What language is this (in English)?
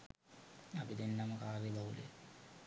Sinhala